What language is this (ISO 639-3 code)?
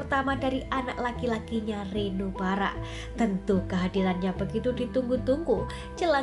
ind